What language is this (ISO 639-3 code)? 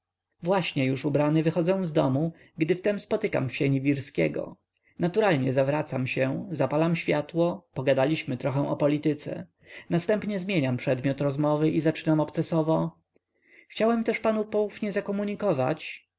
pol